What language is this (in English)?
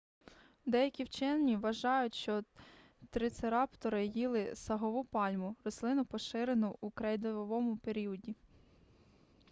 Ukrainian